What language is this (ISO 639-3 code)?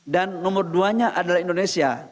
ind